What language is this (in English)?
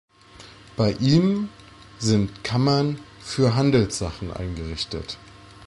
German